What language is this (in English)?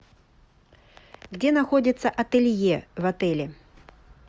Russian